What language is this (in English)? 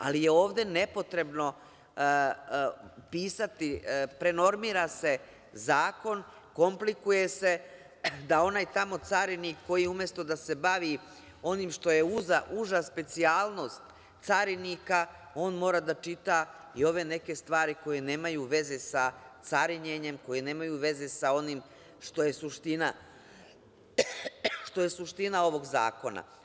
Serbian